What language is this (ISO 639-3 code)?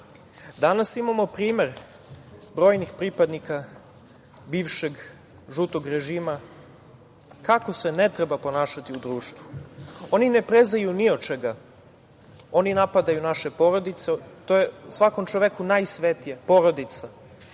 srp